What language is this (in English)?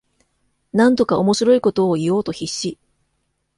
Japanese